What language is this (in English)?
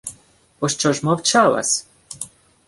Ukrainian